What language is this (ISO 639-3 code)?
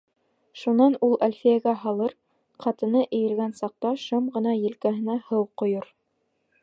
bak